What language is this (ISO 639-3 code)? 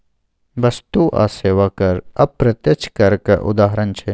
mai